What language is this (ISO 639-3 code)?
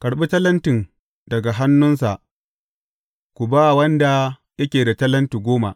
hau